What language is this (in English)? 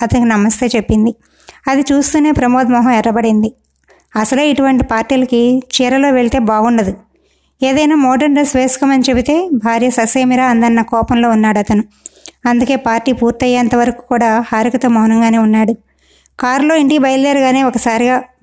Telugu